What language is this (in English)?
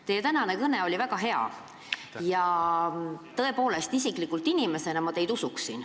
Estonian